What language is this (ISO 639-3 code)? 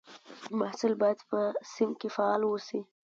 pus